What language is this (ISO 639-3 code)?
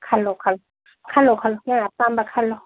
mni